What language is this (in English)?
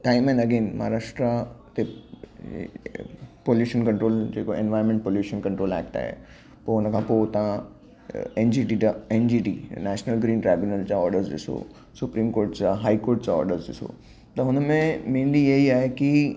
Sindhi